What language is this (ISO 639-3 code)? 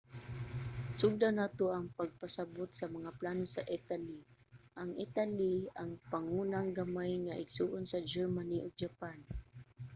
ceb